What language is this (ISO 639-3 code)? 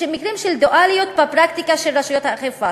heb